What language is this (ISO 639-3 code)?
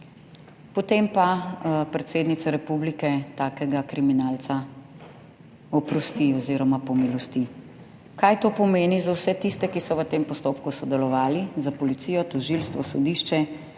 slv